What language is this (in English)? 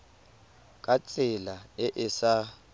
Tswana